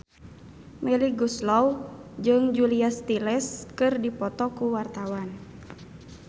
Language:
Sundanese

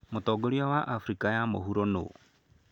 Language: Kikuyu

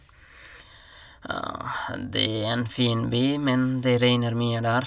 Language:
Norwegian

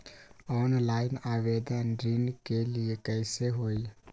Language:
Magahi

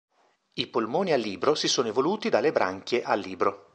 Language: Italian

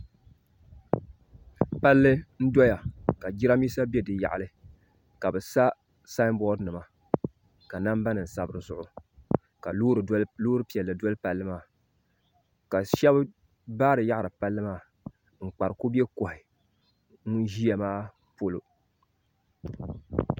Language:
Dagbani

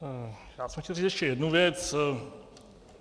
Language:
Czech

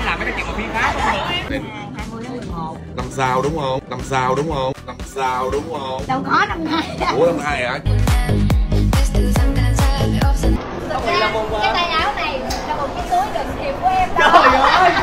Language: Vietnamese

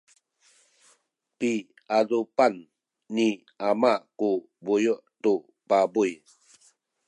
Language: Sakizaya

